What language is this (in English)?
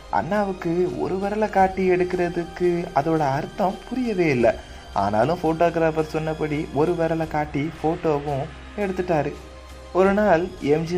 Tamil